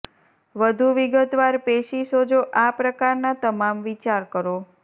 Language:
Gujarati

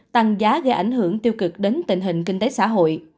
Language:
Vietnamese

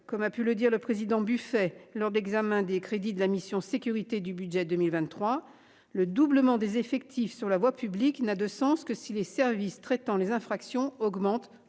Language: French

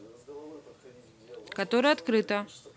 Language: Russian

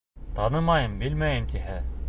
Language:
Bashkir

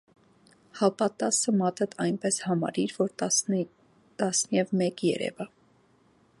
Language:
Armenian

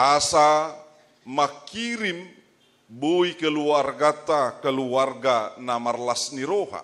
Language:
Indonesian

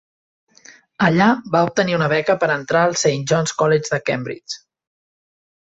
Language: Catalan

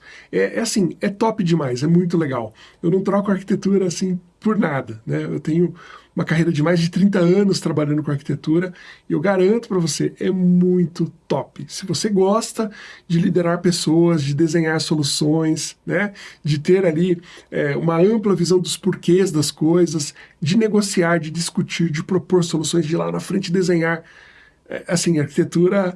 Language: Portuguese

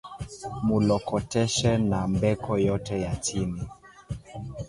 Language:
Swahili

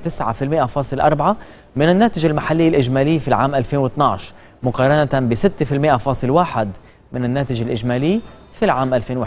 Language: Arabic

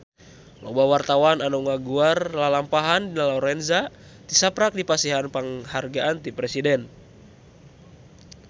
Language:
Sundanese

